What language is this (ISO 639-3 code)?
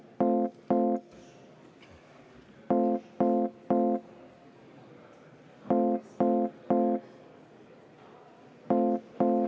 est